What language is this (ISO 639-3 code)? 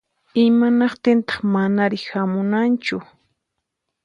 qxp